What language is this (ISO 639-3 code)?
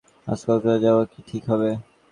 ben